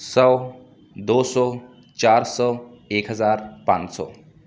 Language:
Urdu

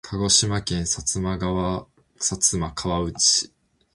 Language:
Japanese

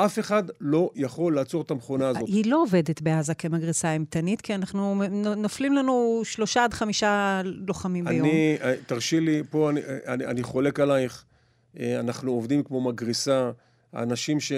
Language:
Hebrew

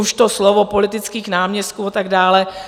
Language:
Czech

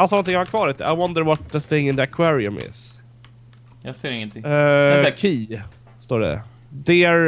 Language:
Swedish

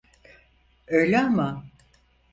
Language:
Turkish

